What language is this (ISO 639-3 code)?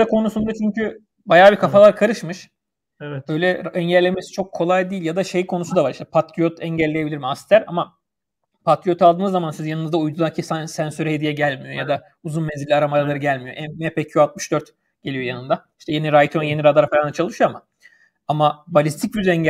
tur